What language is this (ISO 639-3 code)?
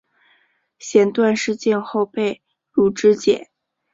zho